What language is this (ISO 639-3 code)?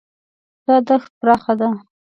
pus